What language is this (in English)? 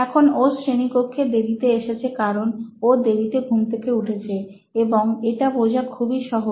Bangla